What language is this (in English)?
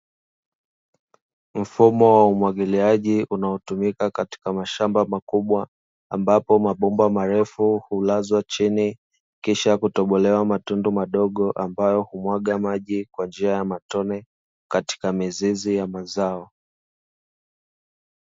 Swahili